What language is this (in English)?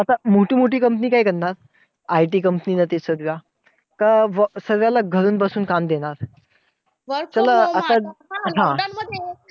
Marathi